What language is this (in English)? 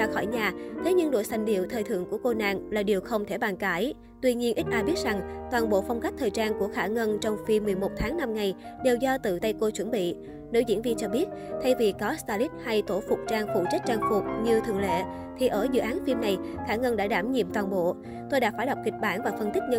Vietnamese